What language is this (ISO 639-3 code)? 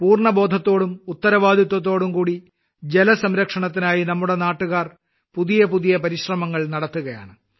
mal